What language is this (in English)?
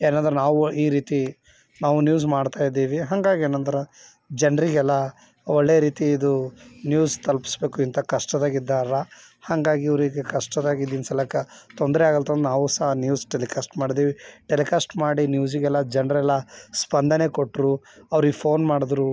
Kannada